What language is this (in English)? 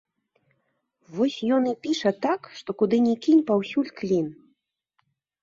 Belarusian